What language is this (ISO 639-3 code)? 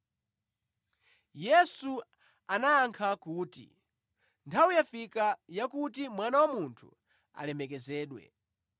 nya